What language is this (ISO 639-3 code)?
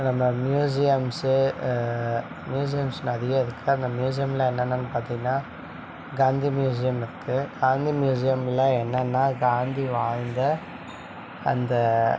tam